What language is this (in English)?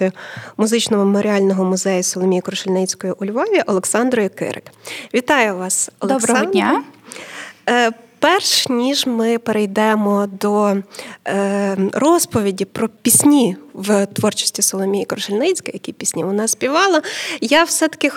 Ukrainian